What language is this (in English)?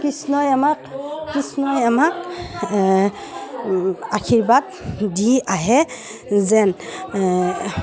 Assamese